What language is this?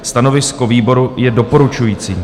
Czech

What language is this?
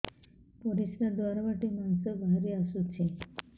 Odia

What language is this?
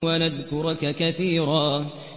Arabic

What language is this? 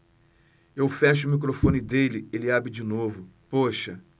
Portuguese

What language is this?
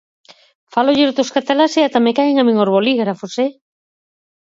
Galician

